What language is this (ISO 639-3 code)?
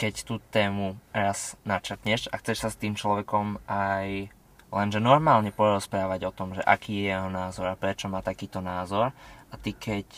slk